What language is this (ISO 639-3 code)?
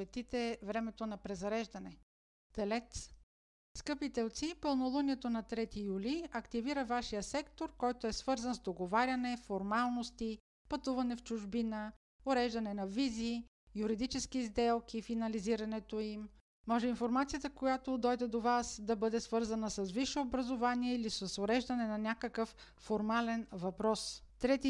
bul